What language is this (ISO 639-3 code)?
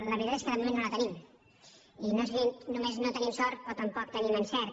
cat